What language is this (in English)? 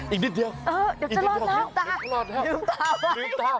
Thai